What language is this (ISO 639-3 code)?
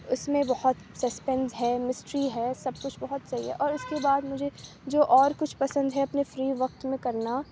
urd